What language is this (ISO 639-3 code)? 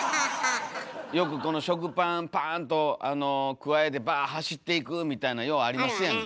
jpn